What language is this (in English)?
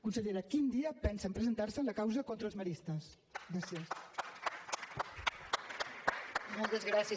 Catalan